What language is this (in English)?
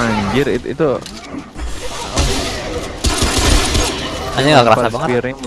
Indonesian